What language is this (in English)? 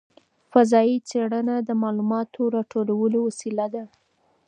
Pashto